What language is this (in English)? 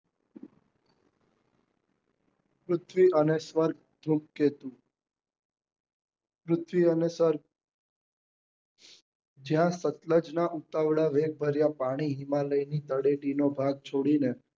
Gujarati